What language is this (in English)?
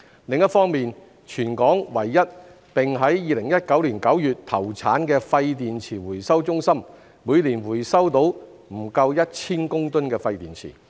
Cantonese